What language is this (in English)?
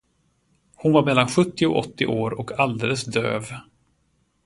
Swedish